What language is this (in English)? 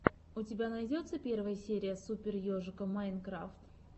Russian